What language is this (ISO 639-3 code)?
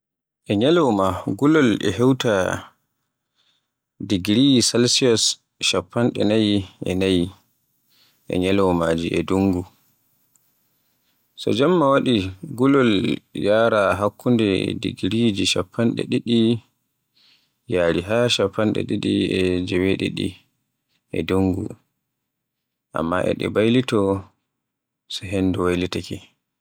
fue